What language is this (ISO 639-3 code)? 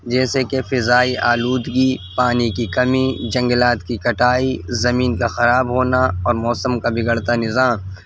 urd